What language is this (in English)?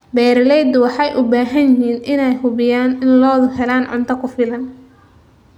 Somali